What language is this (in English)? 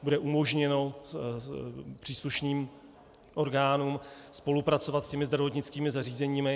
Czech